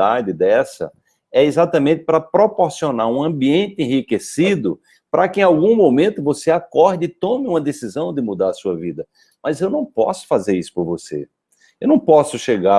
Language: Portuguese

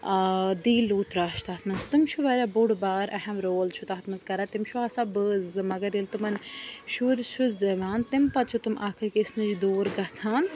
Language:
Kashmiri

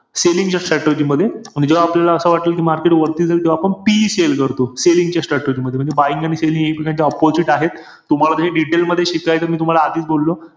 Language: Marathi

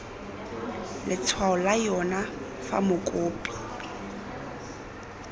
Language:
Tswana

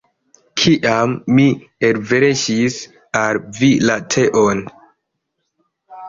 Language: Esperanto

